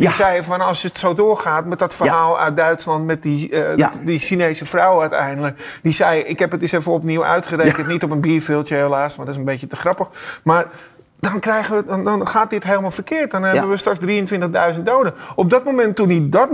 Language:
Dutch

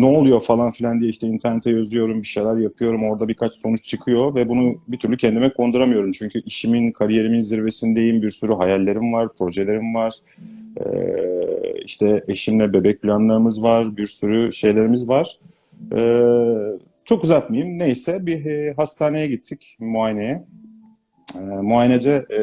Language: Turkish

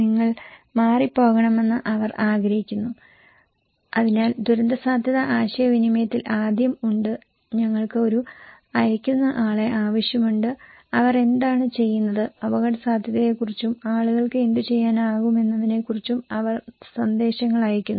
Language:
Malayalam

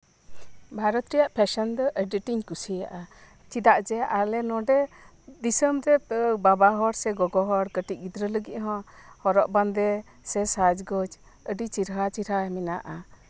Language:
Santali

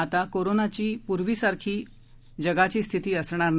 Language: Marathi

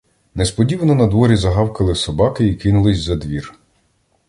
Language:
Ukrainian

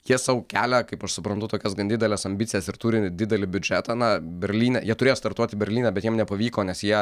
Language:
Lithuanian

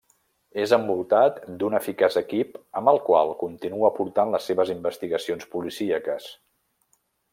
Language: Catalan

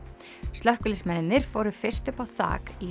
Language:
Icelandic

